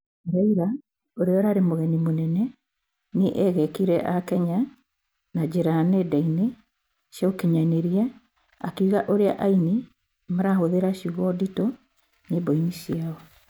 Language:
Kikuyu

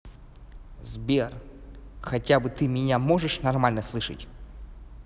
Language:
Russian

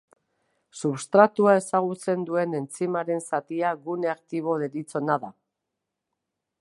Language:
Basque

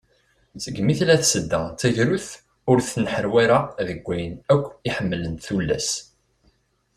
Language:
Kabyle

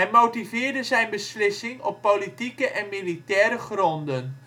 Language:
Dutch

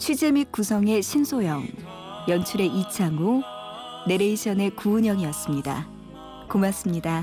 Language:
Korean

